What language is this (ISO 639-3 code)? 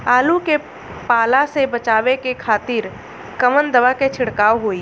bho